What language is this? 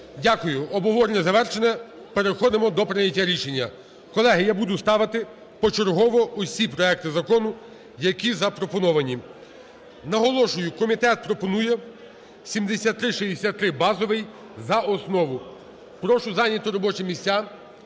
Ukrainian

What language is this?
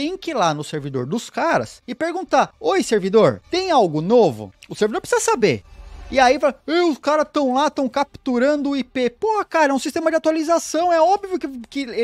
Portuguese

